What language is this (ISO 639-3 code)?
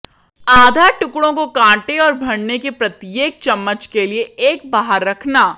hin